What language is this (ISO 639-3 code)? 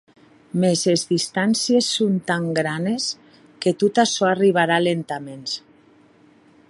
oci